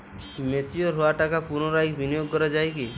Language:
Bangla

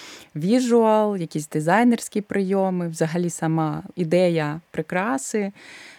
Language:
Ukrainian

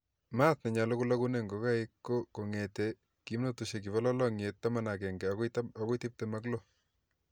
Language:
Kalenjin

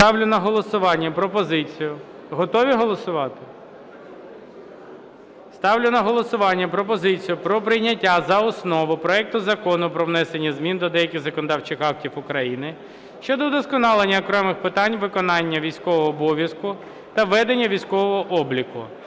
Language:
Ukrainian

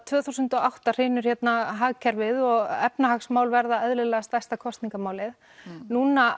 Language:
Icelandic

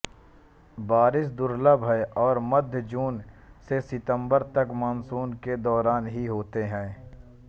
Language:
Hindi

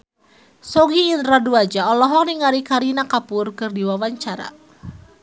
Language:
Sundanese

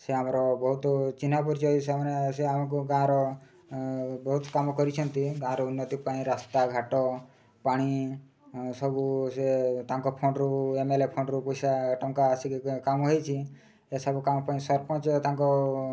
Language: Odia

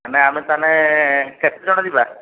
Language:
Odia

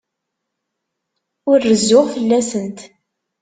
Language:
Kabyle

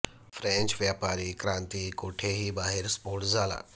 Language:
Marathi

